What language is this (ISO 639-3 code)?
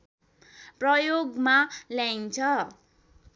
nep